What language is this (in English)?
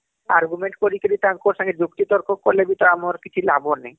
Odia